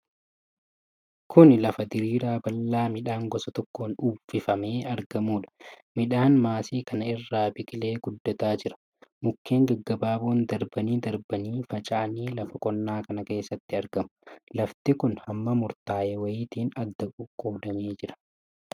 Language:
Oromo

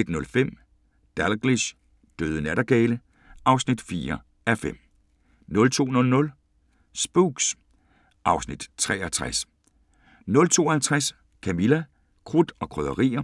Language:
Danish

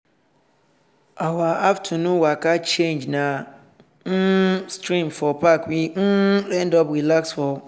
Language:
Nigerian Pidgin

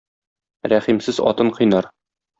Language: Tatar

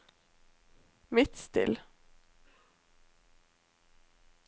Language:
Norwegian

